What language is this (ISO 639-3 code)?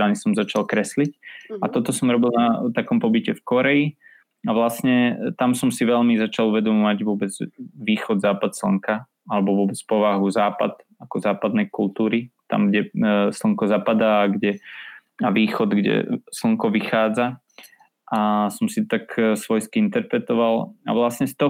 slk